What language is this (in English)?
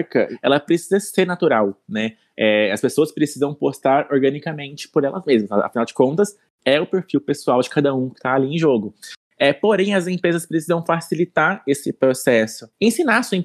Portuguese